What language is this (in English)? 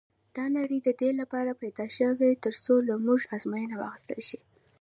Pashto